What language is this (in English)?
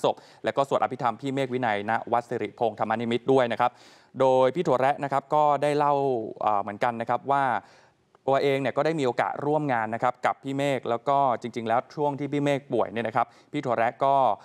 Thai